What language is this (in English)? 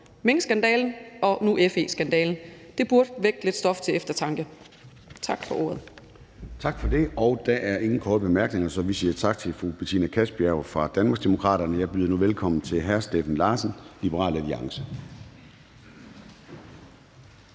Danish